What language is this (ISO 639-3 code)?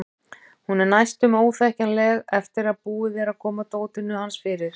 isl